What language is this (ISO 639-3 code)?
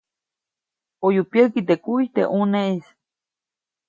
zoc